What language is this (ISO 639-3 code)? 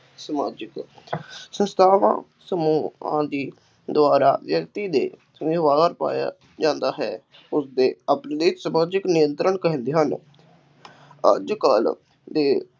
pan